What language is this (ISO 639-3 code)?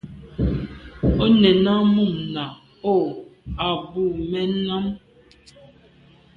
byv